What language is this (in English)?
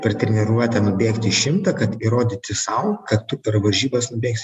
Lithuanian